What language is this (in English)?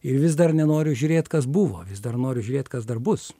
Lithuanian